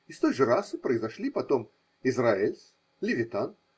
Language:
Russian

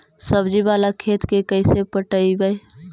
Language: Magahi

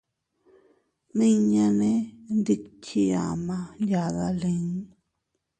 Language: Teutila Cuicatec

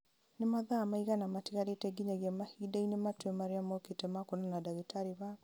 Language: Kikuyu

